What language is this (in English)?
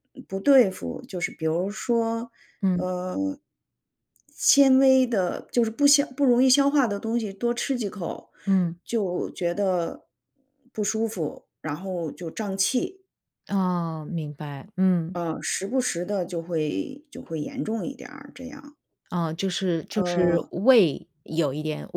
Chinese